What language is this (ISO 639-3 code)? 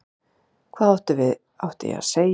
isl